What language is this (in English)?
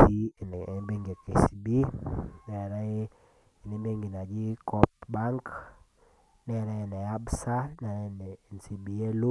Masai